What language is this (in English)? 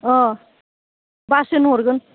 Bodo